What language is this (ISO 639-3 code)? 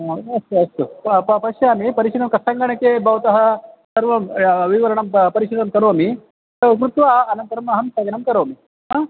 san